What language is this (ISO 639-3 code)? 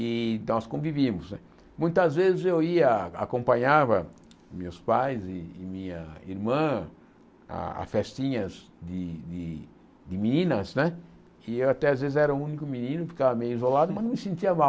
por